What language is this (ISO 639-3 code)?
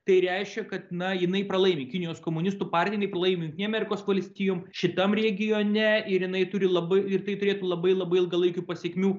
lit